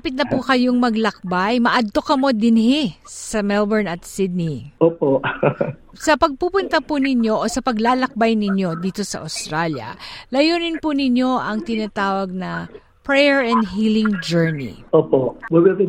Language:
Filipino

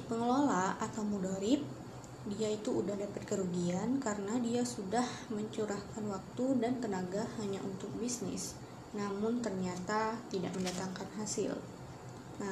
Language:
Indonesian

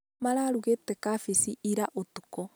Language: Kikuyu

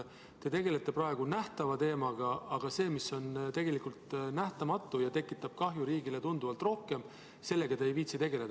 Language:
Estonian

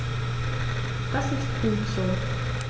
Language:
German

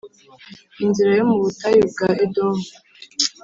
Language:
Kinyarwanda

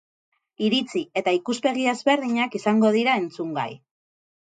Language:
Basque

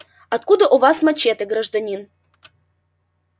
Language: Russian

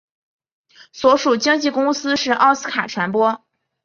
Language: Chinese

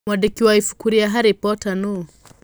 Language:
Kikuyu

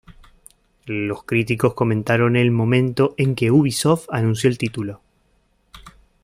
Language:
Spanish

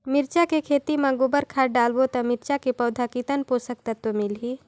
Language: Chhattisgarhi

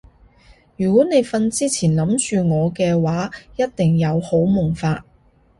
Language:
Cantonese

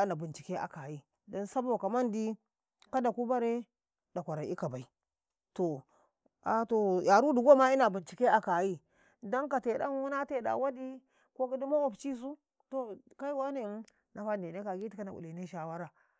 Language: Karekare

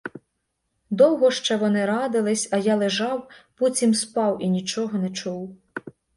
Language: Ukrainian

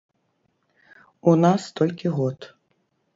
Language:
Belarusian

